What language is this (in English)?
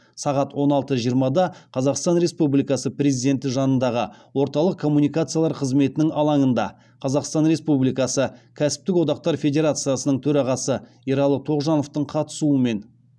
Kazakh